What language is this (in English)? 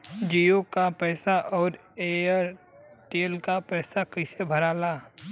Bhojpuri